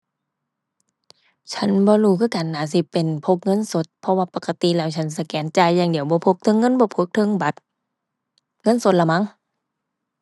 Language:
Thai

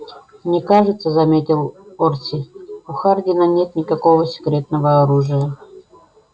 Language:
Russian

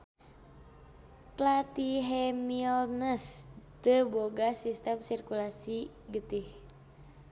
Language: Sundanese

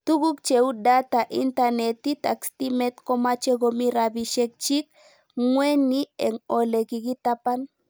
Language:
Kalenjin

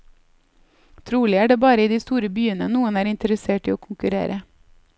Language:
Norwegian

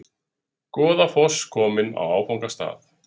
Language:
Icelandic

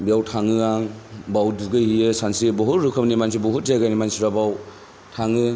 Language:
Bodo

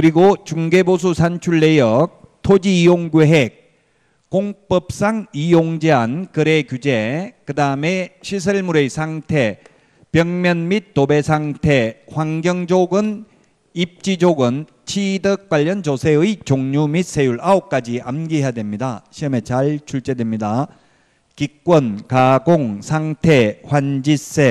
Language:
Korean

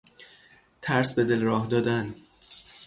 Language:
Persian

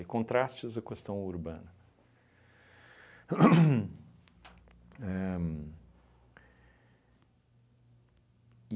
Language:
Portuguese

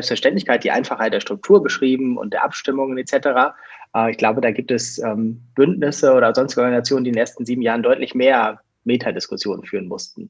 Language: German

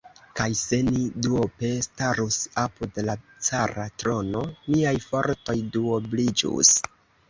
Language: Esperanto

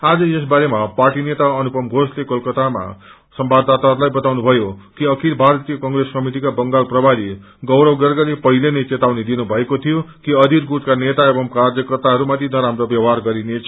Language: Nepali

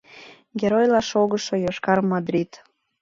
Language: Mari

